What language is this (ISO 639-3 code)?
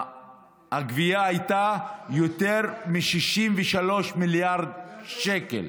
heb